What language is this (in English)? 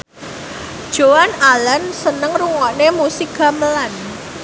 Javanese